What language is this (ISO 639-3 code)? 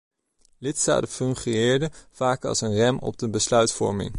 nld